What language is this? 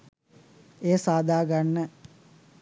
Sinhala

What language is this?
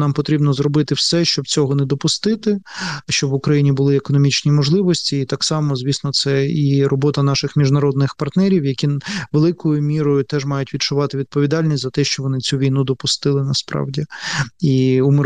Ukrainian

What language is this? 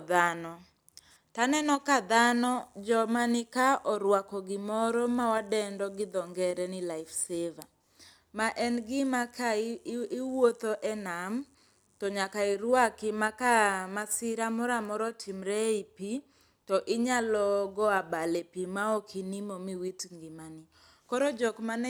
Luo (Kenya and Tanzania)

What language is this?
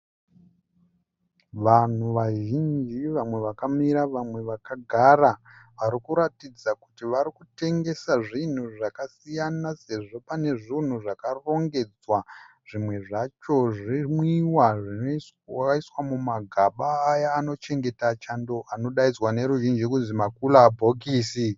Shona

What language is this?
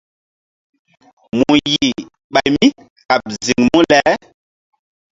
Mbum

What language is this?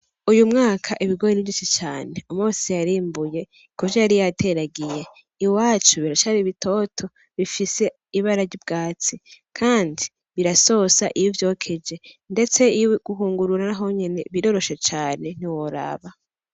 Rundi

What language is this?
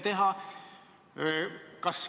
Estonian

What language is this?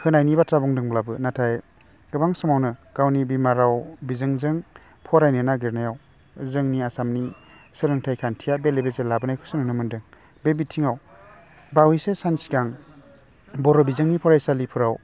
Bodo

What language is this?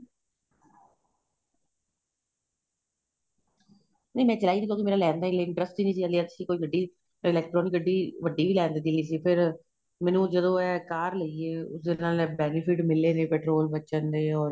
Punjabi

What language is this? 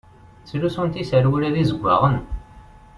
Kabyle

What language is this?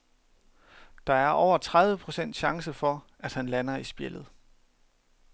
Danish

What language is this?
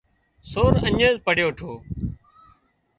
Wadiyara Koli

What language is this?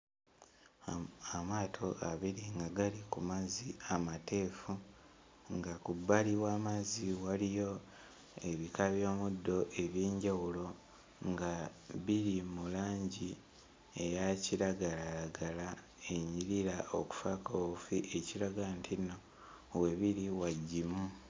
Ganda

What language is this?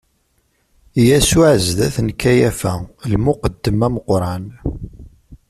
Kabyle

